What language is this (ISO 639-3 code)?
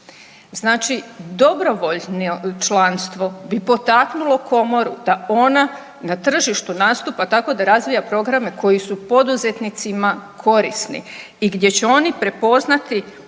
hrv